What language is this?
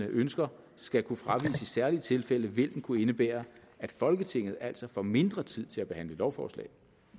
Danish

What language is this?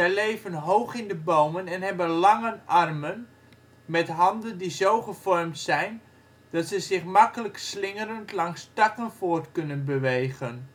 Dutch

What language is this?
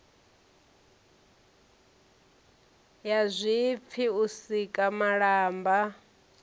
Venda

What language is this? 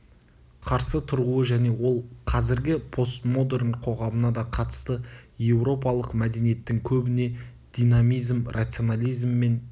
Kazakh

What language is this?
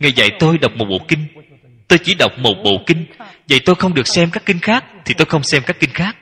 Vietnamese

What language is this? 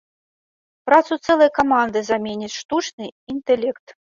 Belarusian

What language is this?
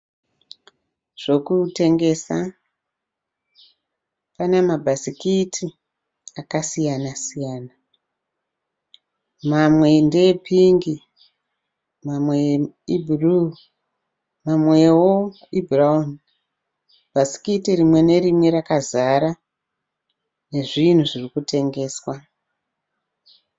Shona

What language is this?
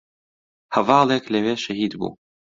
Central Kurdish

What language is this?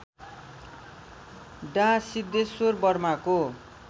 Nepali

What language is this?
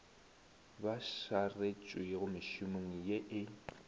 Northern Sotho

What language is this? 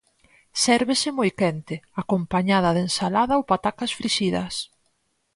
Galician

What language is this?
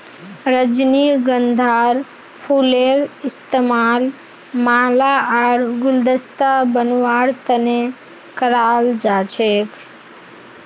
Magahi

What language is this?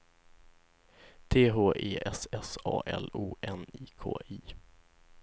Swedish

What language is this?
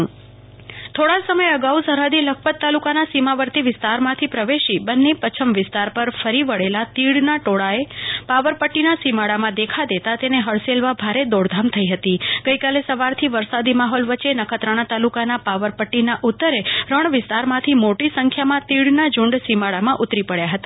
Gujarati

